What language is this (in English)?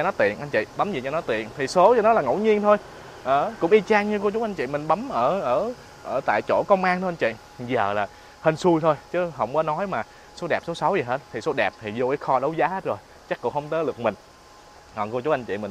Vietnamese